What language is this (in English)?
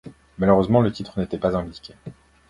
French